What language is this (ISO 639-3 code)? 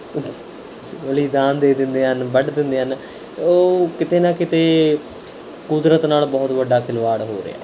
pan